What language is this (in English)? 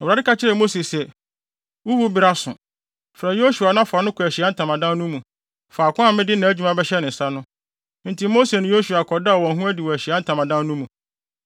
Akan